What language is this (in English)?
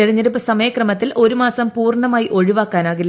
Malayalam